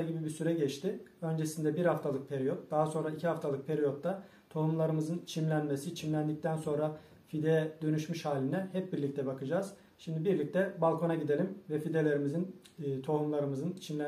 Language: Turkish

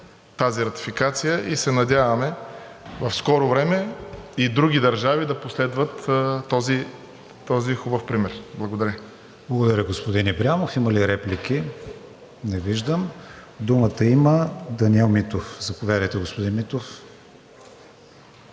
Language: Bulgarian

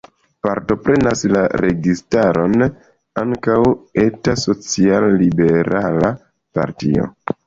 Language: Esperanto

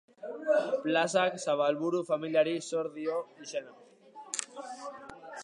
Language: Basque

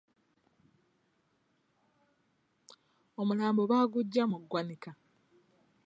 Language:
Ganda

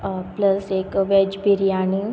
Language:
Konkani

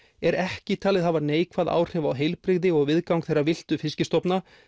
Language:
Icelandic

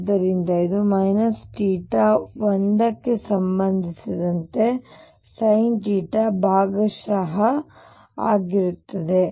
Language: Kannada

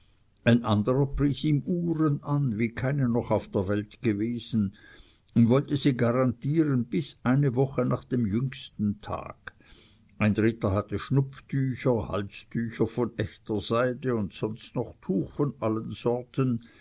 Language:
German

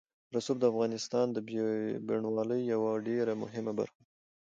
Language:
Pashto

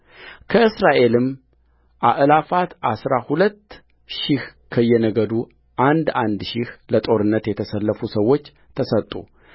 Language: Amharic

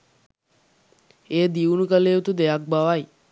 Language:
Sinhala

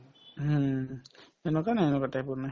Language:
Assamese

